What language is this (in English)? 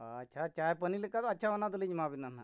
Santali